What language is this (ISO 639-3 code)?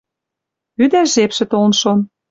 mrj